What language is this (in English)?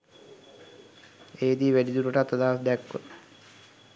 Sinhala